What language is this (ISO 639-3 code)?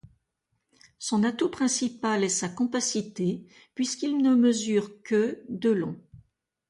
fra